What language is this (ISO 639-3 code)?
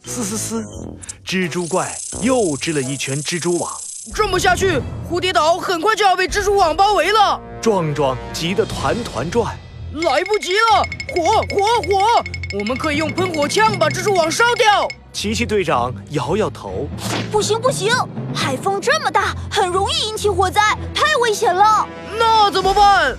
zho